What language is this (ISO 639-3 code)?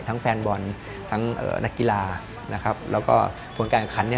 tha